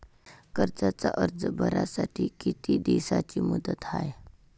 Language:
Marathi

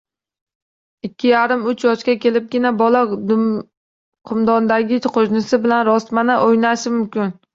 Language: Uzbek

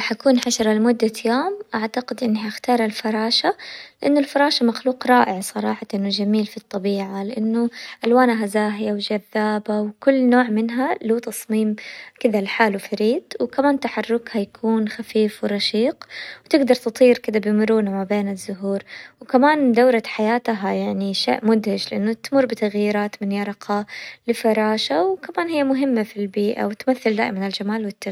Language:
Hijazi Arabic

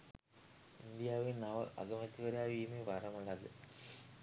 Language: Sinhala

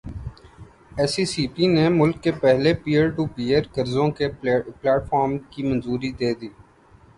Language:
Urdu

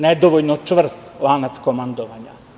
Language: Serbian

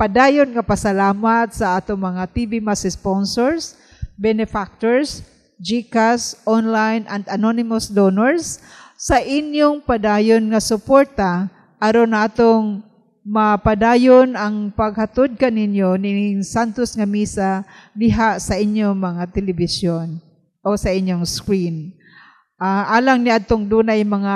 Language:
Filipino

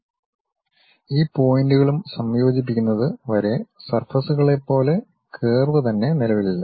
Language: Malayalam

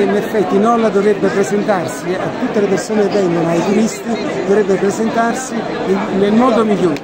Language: Italian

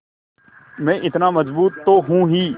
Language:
Hindi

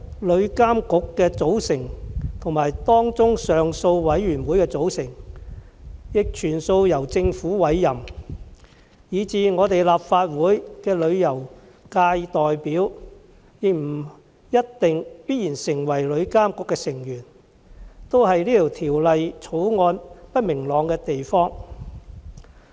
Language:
Cantonese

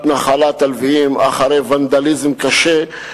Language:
Hebrew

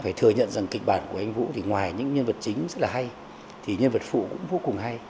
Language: Vietnamese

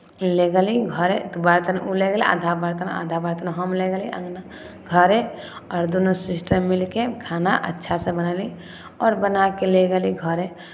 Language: Maithili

